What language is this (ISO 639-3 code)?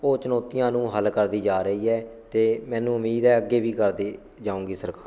pan